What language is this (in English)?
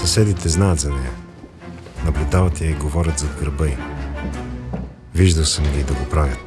Bulgarian